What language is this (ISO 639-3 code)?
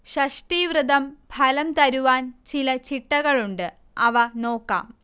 mal